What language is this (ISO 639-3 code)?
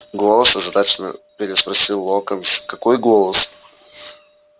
rus